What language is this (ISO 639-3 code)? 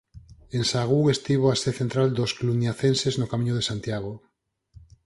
glg